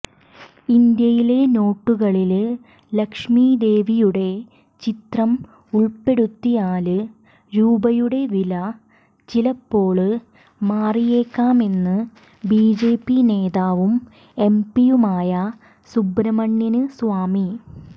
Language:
Malayalam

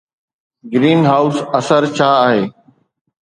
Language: Sindhi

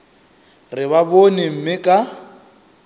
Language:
Northern Sotho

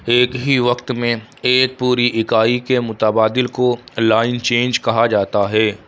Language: Urdu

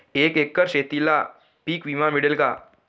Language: Marathi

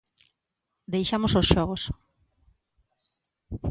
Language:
Galician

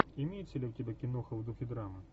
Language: Russian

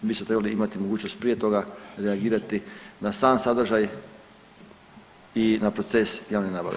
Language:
Croatian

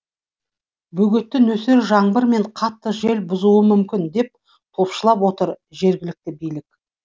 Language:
Kazakh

